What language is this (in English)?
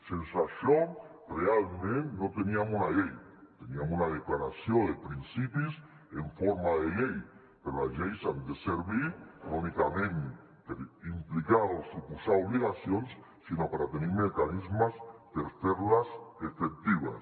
Catalan